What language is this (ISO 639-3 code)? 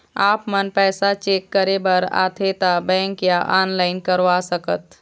hne